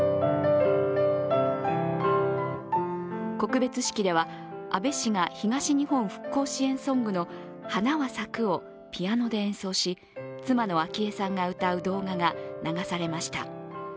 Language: Japanese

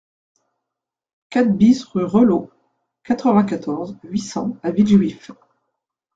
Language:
French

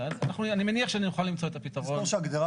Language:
Hebrew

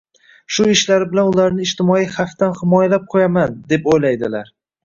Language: Uzbek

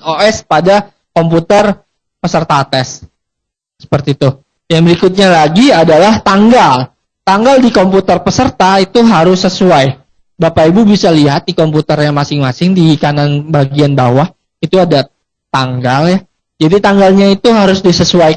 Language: Indonesian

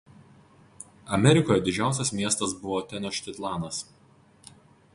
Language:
Lithuanian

